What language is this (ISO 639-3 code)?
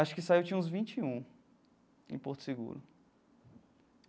por